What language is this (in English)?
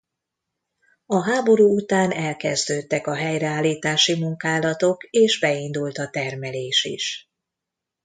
Hungarian